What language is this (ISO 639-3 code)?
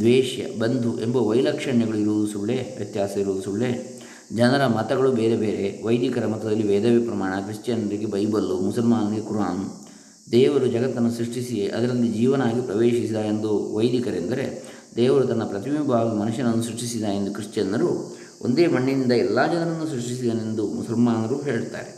kan